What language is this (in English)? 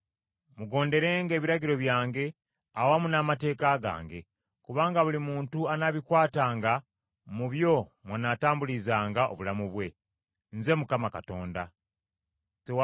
Ganda